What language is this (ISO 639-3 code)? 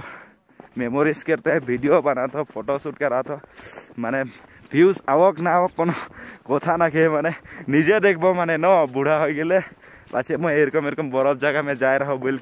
hin